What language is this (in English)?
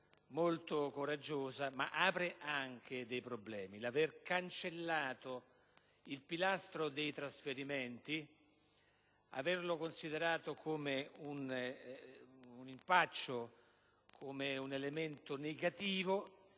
Italian